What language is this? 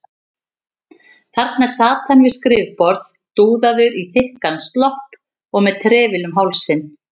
Icelandic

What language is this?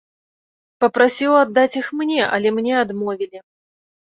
Belarusian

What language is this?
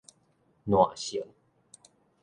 Min Nan Chinese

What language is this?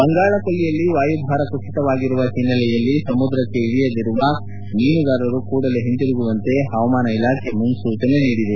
Kannada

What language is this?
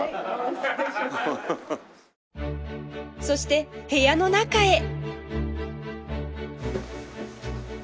Japanese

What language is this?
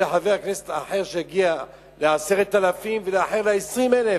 Hebrew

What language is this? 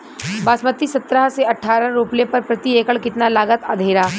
Bhojpuri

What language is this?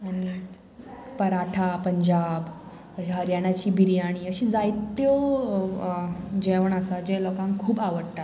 Konkani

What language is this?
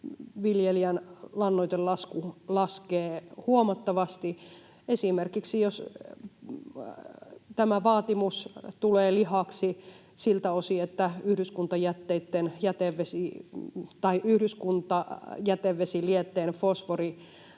Finnish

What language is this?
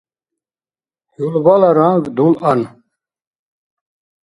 Dargwa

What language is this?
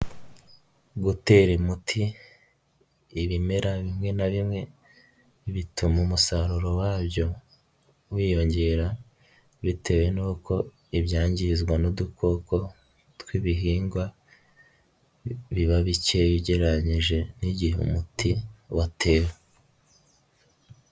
Kinyarwanda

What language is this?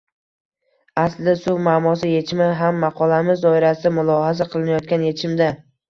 Uzbek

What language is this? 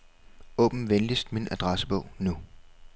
Danish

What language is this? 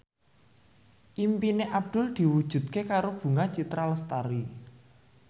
Javanese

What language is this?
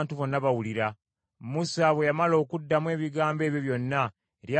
Ganda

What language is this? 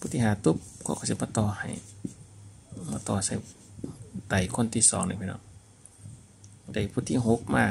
Thai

